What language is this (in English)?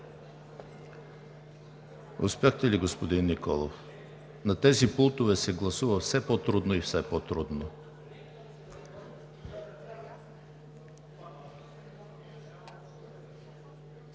Bulgarian